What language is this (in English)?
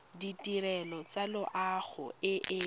Tswana